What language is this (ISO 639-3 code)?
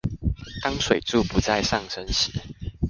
zho